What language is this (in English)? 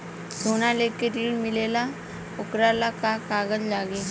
Bhojpuri